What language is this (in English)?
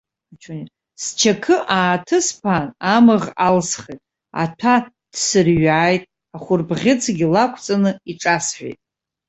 Abkhazian